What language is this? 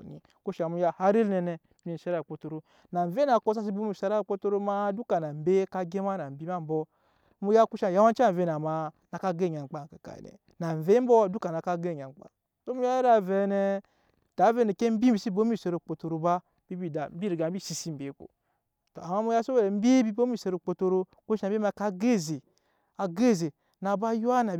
Nyankpa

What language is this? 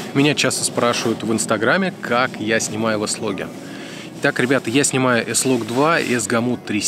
Russian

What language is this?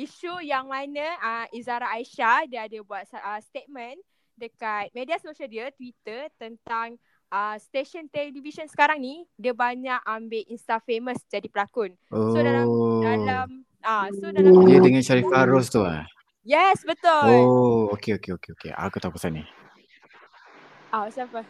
Malay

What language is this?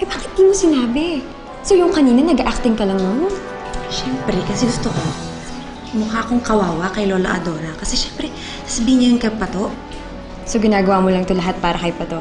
Filipino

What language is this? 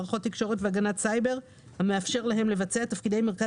Hebrew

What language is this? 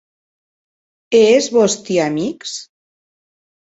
Occitan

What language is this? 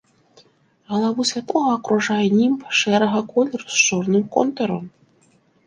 Belarusian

